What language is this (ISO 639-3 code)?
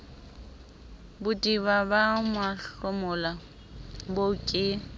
sot